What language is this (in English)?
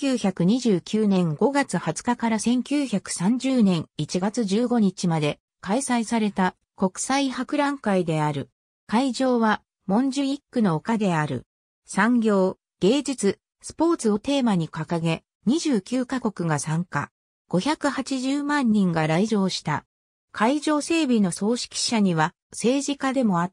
Japanese